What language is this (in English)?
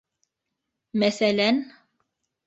Bashkir